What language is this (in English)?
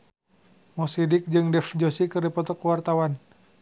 Sundanese